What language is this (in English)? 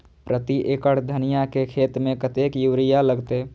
Maithili